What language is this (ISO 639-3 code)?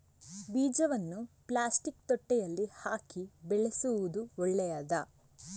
kan